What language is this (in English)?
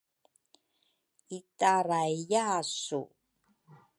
Rukai